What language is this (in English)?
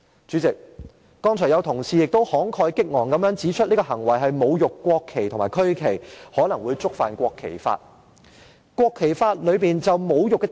Cantonese